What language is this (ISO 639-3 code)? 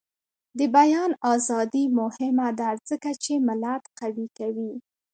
pus